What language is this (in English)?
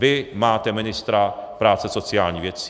Czech